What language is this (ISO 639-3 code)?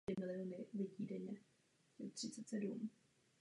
ces